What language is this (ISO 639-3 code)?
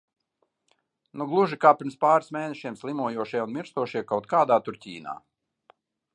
lav